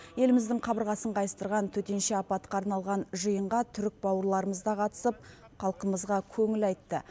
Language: Kazakh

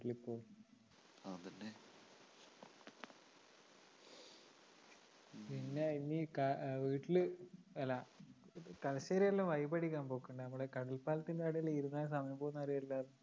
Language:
Malayalam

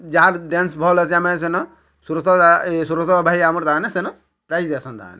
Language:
Odia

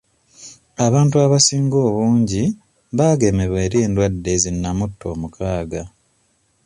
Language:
Ganda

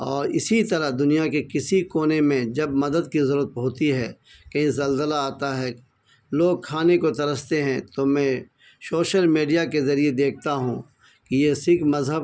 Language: Urdu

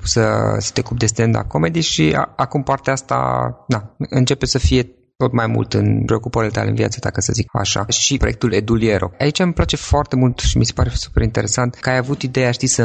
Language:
Romanian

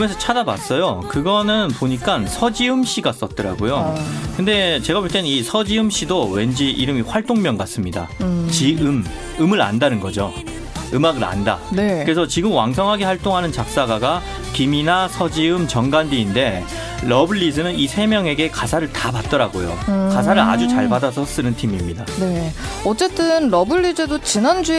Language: Korean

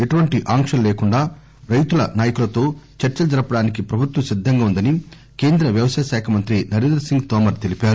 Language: Telugu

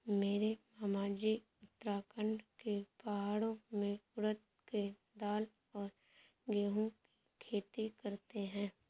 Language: Hindi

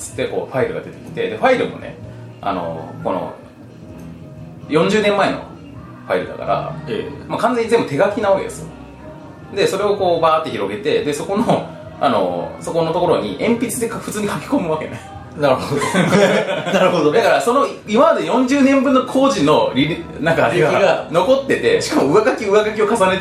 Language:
Japanese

